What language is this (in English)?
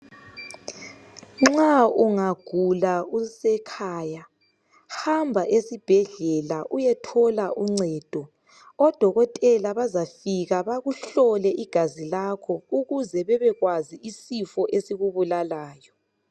North Ndebele